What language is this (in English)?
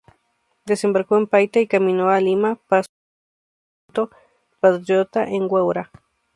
Spanish